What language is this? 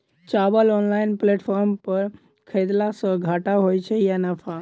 Maithili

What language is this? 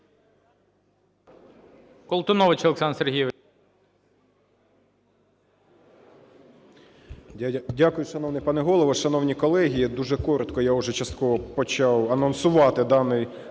Ukrainian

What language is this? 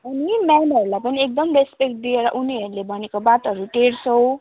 Nepali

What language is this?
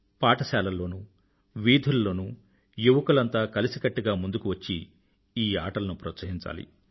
Telugu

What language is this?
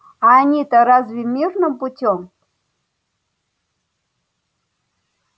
Russian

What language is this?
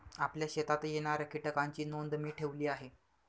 Marathi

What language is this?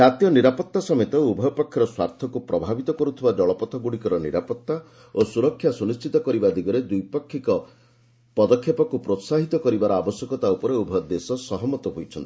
Odia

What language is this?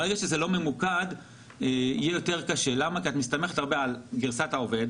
Hebrew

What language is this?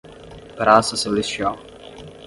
Portuguese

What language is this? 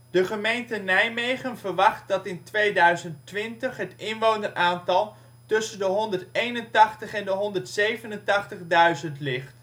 Dutch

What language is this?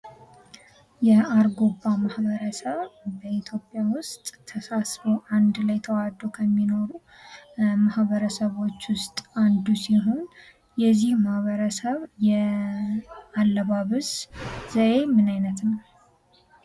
Amharic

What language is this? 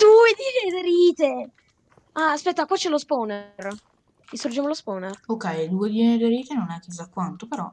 Italian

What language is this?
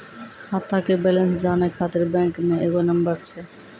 Maithili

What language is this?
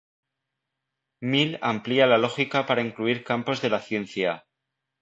Spanish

